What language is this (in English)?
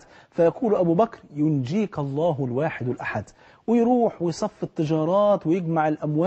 Arabic